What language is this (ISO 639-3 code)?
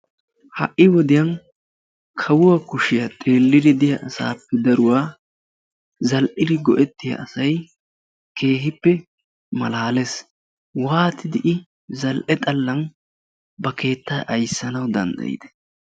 wal